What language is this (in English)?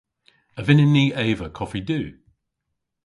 Cornish